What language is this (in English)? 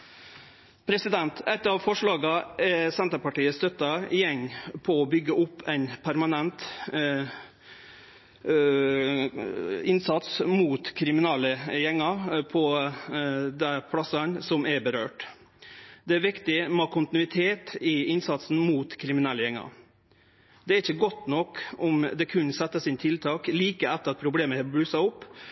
Norwegian Nynorsk